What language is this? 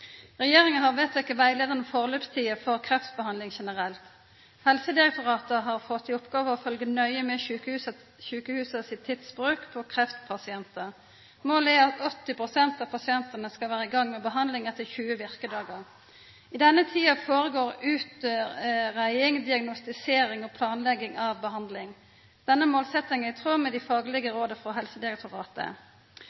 Norwegian Nynorsk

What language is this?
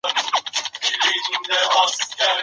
Pashto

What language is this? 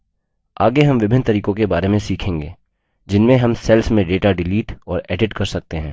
Hindi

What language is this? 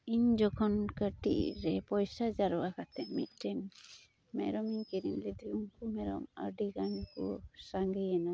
Santali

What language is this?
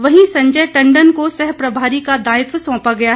Hindi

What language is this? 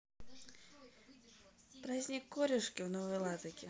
Russian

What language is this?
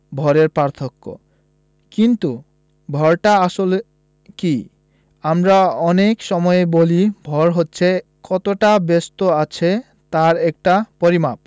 Bangla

